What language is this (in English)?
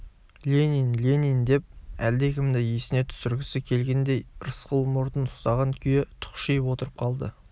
Kazakh